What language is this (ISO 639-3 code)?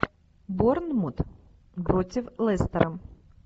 rus